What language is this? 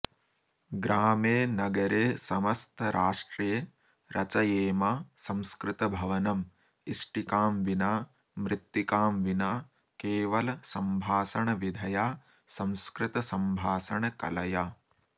Sanskrit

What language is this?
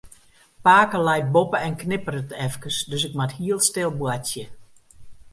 Western Frisian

